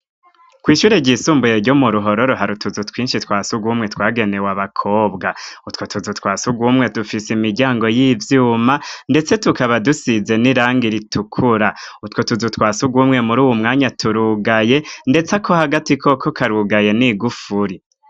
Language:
Rundi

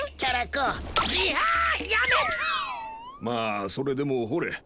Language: Japanese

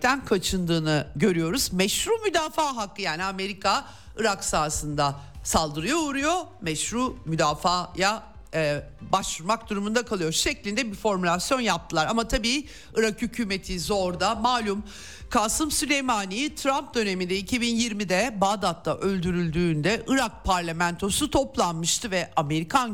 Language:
Turkish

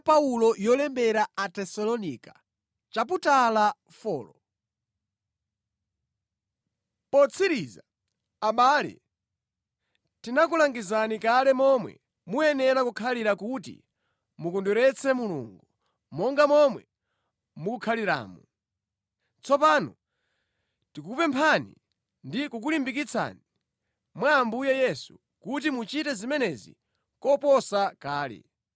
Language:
Nyanja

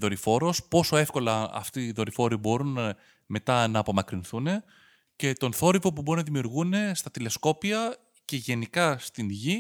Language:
Greek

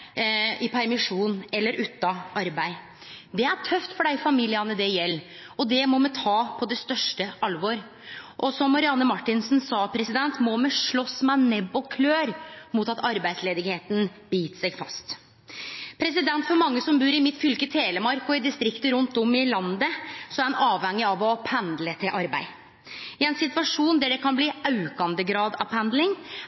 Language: Norwegian Nynorsk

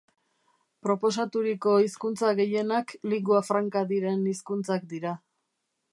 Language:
Basque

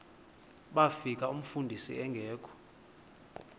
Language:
Xhosa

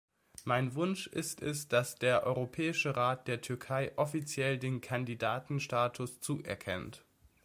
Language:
German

